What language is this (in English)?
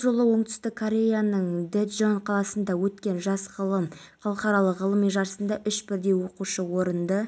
Kazakh